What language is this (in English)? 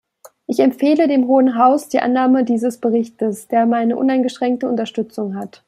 German